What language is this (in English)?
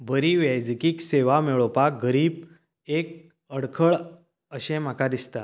Konkani